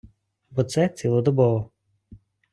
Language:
Ukrainian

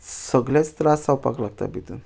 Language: Konkani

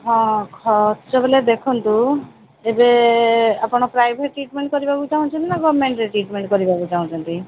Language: Odia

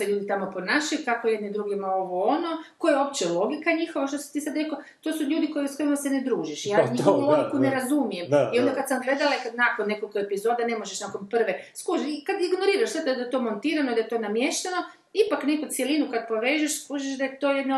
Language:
Croatian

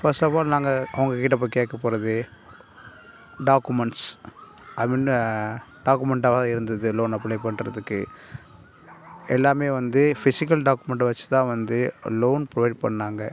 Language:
Tamil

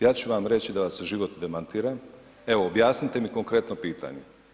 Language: Croatian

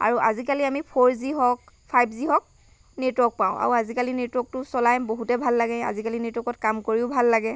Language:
Assamese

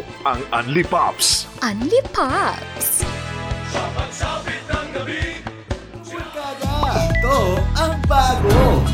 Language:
Filipino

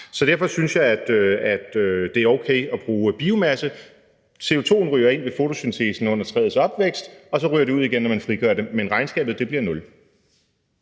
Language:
Danish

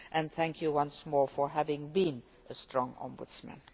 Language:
English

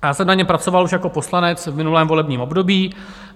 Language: Czech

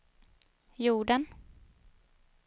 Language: Swedish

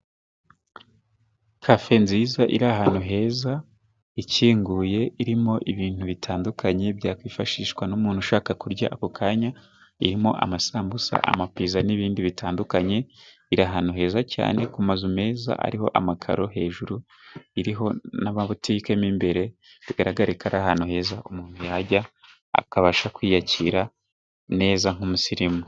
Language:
Kinyarwanda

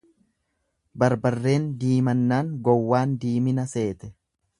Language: Oromo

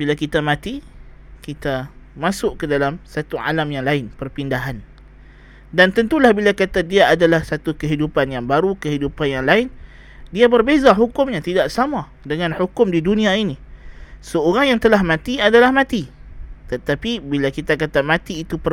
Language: Malay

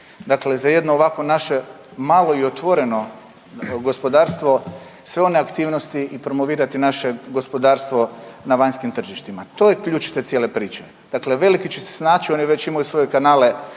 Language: Croatian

